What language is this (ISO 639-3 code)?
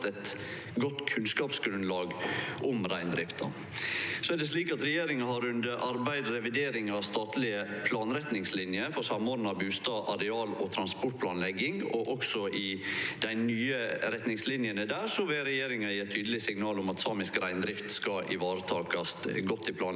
nor